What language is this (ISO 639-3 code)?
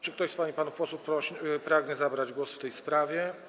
pol